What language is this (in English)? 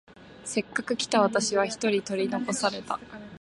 Japanese